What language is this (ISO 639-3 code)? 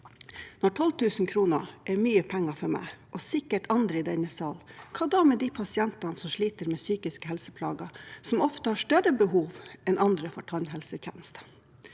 nor